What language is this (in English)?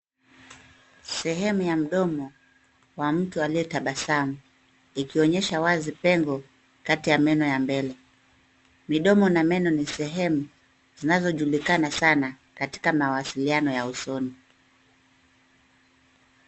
Swahili